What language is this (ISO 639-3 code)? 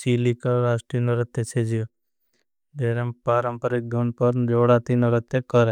bhb